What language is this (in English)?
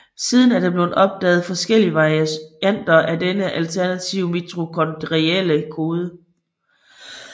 Danish